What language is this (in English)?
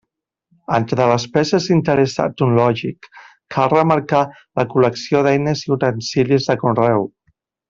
Catalan